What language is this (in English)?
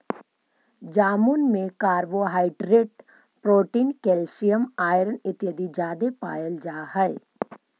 Magahi